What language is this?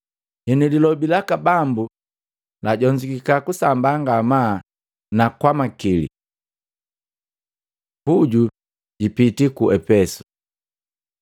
Matengo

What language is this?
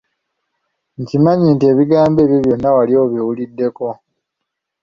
Ganda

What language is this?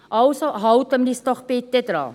Swiss German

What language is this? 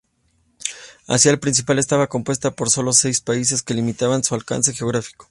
Spanish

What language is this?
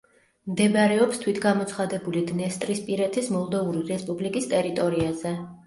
Georgian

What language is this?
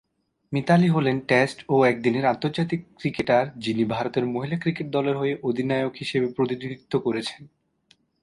Bangla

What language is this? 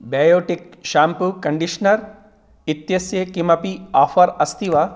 Sanskrit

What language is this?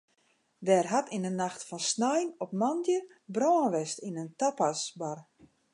Western Frisian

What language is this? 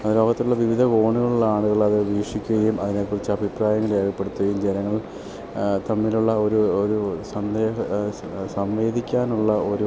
Malayalam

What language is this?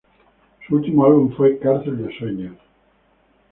Spanish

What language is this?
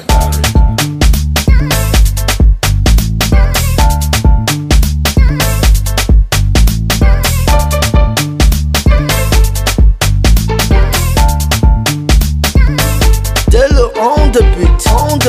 Dutch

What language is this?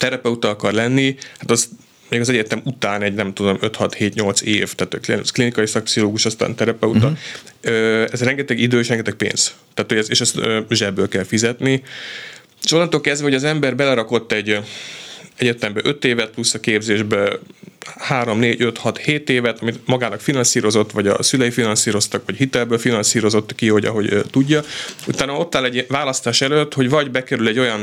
Hungarian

